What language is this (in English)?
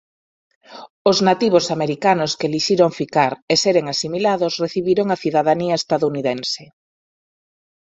Galician